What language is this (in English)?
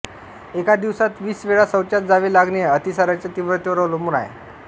Marathi